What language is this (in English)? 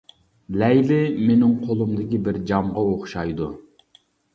Uyghur